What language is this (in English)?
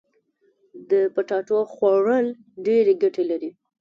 Pashto